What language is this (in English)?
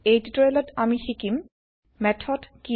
Assamese